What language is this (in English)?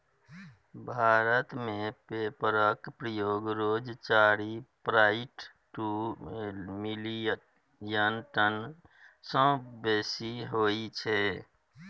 Maithili